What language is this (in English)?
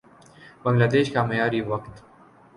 Urdu